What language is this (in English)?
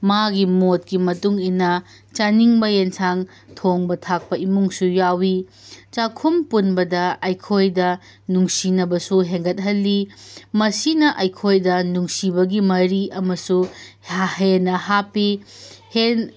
Manipuri